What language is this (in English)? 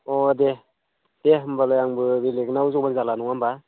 Bodo